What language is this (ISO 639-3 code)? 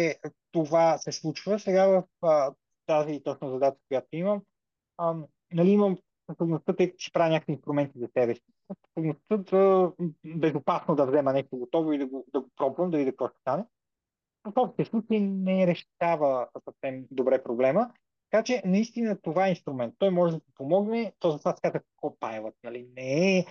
bul